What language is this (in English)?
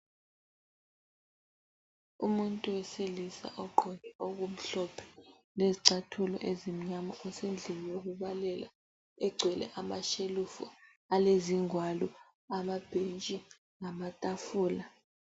North Ndebele